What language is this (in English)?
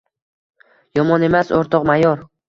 Uzbek